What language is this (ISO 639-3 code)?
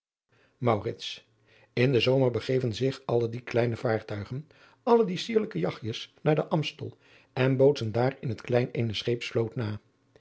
nld